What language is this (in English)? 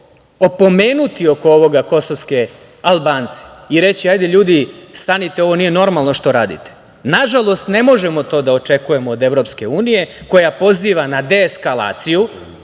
Serbian